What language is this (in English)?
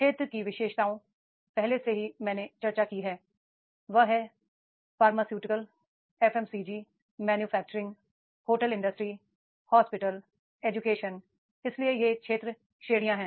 Hindi